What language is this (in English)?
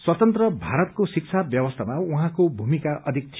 Nepali